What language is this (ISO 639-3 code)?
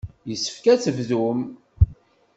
kab